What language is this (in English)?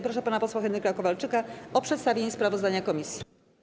Polish